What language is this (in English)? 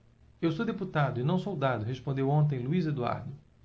Portuguese